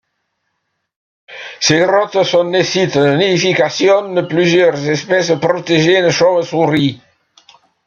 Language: French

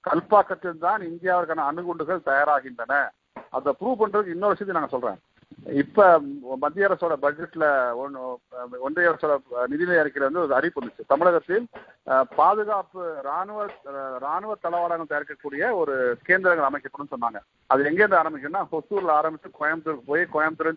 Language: Tamil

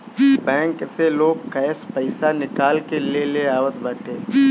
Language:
Bhojpuri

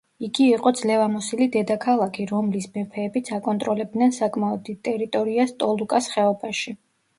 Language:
Georgian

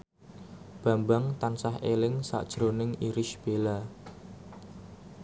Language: Javanese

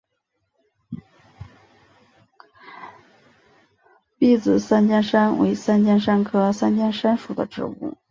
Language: Chinese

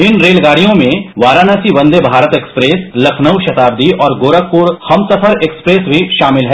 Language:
Hindi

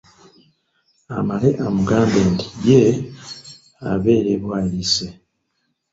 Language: Ganda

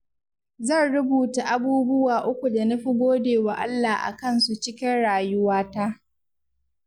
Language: Hausa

